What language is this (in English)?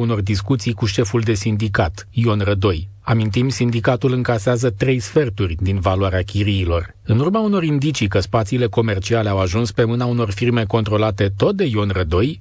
Romanian